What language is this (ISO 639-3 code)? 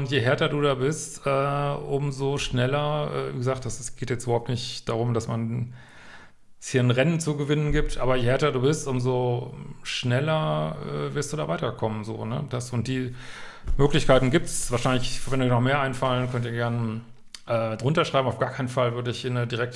deu